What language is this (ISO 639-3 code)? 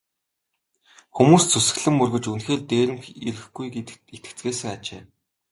mon